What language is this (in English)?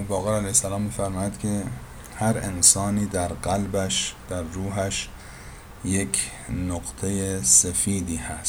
Persian